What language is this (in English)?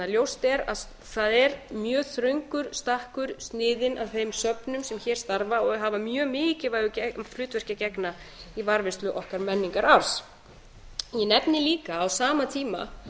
Icelandic